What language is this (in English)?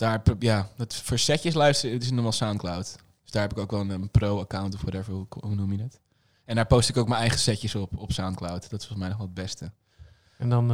Dutch